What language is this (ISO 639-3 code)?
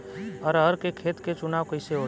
bho